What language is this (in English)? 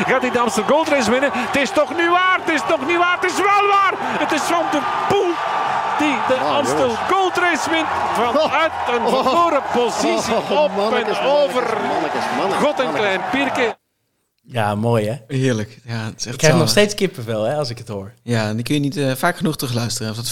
Dutch